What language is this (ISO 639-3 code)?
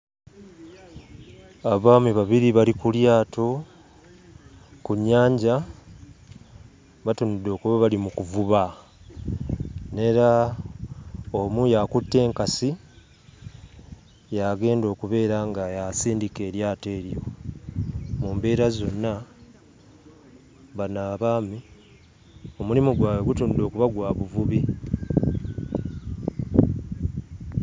lug